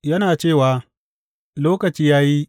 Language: Hausa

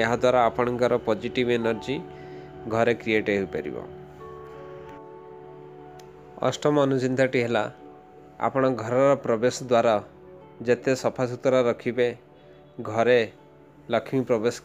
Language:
Hindi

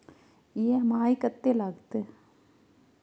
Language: Maithili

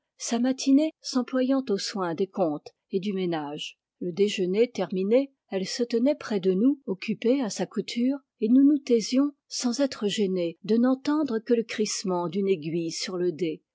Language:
French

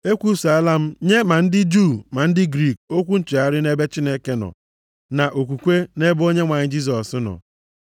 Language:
Igbo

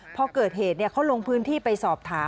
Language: Thai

